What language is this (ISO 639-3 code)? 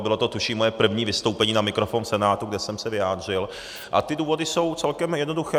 ces